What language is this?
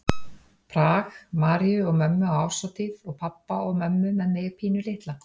Icelandic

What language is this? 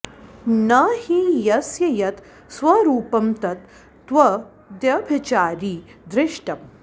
Sanskrit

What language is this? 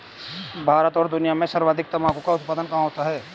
Hindi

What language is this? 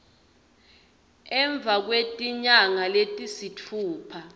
Swati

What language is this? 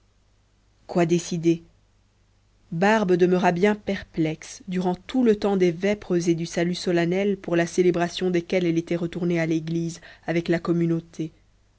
French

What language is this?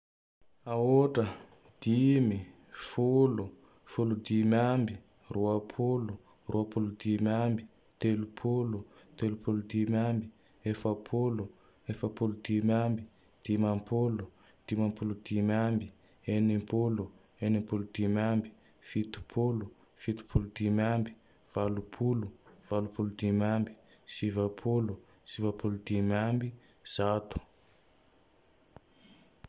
Tandroy-Mahafaly Malagasy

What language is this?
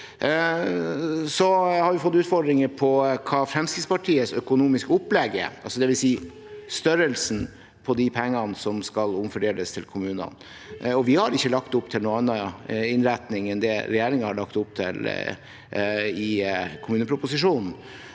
Norwegian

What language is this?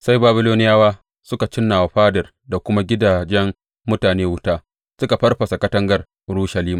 Hausa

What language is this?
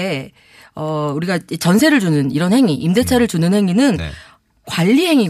Korean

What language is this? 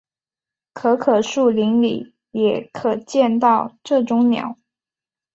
Chinese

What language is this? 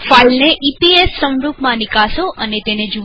Gujarati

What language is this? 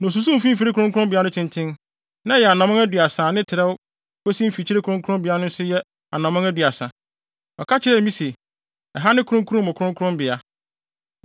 Akan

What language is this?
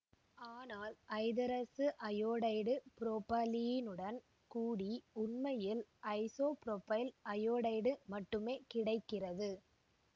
Tamil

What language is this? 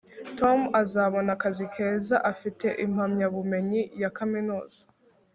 Kinyarwanda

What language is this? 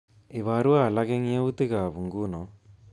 Kalenjin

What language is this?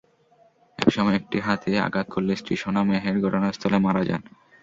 Bangla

